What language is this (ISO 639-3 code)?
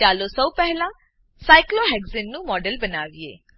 guj